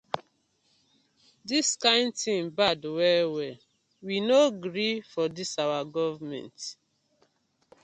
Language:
Nigerian Pidgin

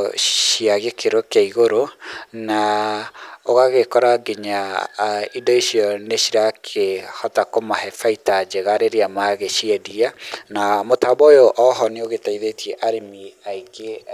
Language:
Kikuyu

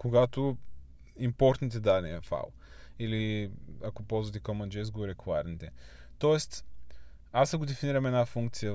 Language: Bulgarian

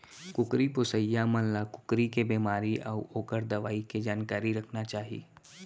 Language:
Chhattisgarhi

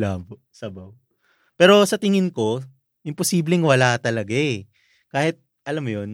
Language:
Filipino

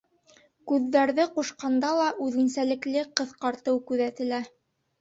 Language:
Bashkir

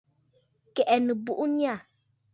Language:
Bafut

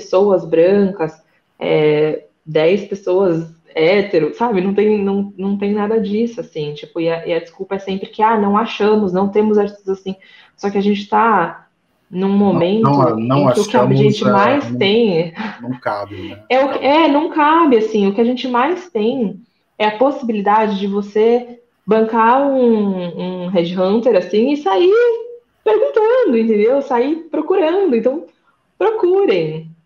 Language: Portuguese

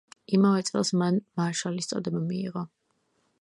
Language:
Georgian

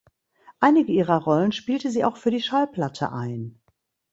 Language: German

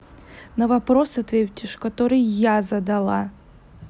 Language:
Russian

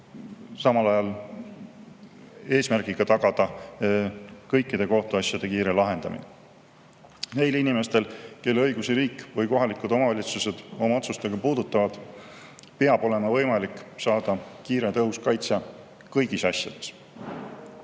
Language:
Estonian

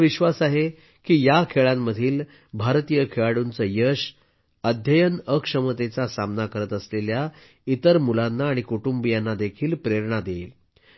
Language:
Marathi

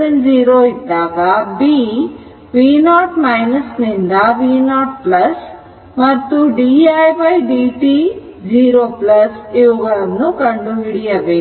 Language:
Kannada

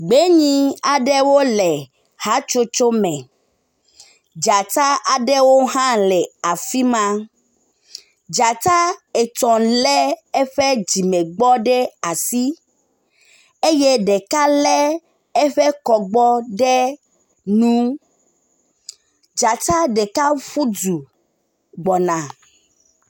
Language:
Ewe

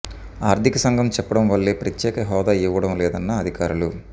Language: Telugu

